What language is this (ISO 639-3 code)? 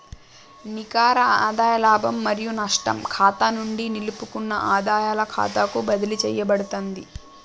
tel